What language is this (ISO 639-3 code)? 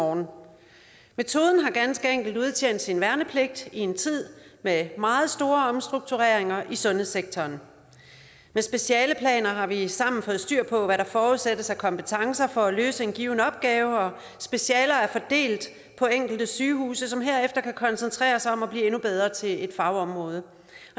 dan